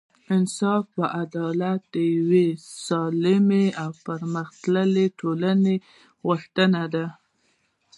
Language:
Pashto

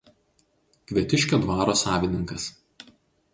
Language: Lithuanian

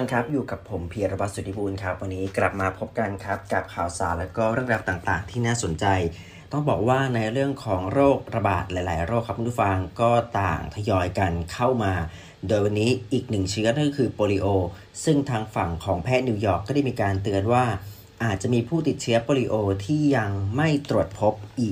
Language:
Thai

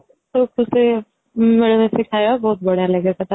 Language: Odia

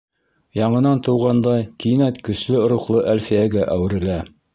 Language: Bashkir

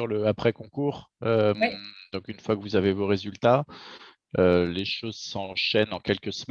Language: French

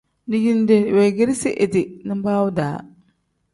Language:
Tem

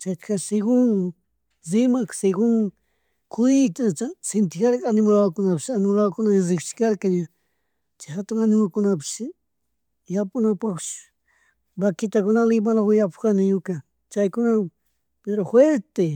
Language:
Chimborazo Highland Quichua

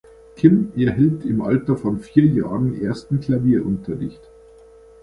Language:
German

